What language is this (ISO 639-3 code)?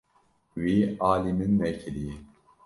kur